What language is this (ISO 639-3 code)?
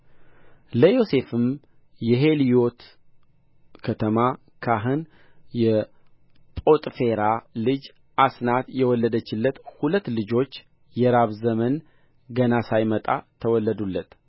amh